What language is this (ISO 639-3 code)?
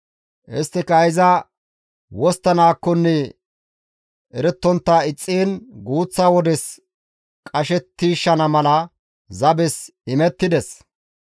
gmv